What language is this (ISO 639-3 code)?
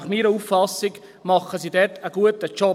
gsw